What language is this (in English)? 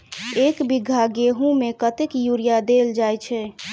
Maithili